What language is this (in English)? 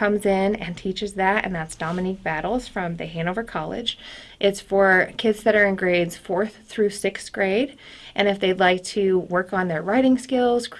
English